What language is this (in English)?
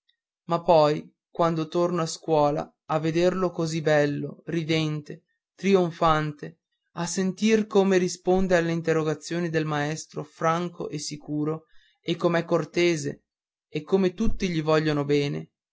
Italian